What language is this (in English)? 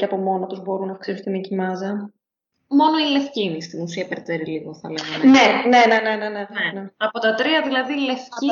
Greek